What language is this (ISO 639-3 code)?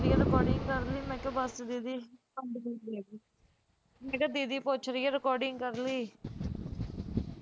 pan